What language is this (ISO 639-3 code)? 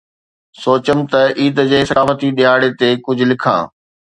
snd